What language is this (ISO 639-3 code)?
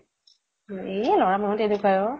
asm